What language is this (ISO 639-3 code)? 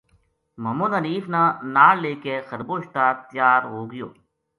gju